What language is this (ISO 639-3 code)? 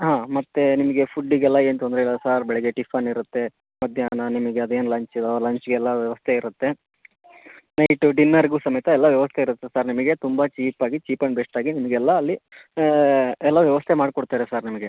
kan